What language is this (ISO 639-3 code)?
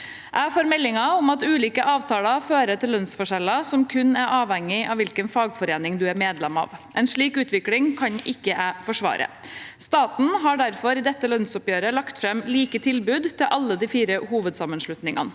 nor